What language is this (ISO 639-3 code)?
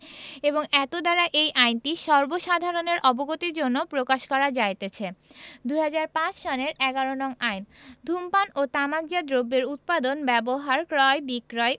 ben